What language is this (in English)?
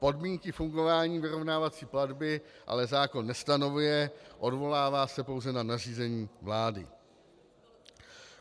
Czech